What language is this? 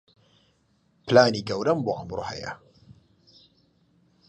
Central Kurdish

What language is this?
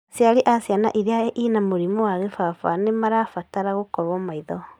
Kikuyu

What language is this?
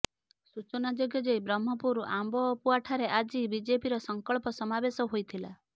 Odia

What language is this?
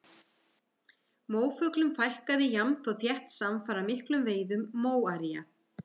Icelandic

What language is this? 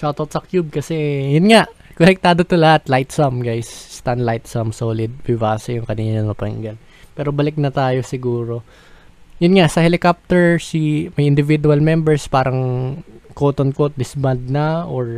Filipino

